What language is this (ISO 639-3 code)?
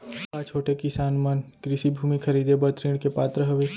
hne